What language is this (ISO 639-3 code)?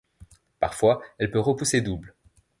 fra